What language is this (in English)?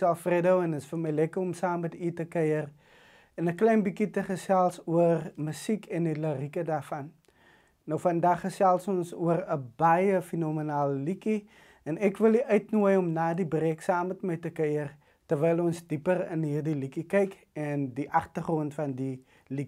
Dutch